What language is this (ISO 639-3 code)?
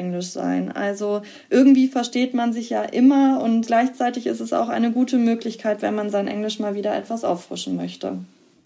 deu